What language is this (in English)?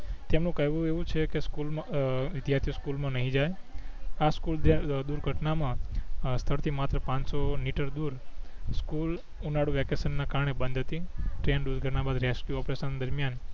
Gujarati